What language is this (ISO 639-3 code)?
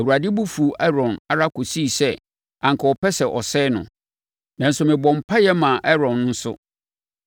aka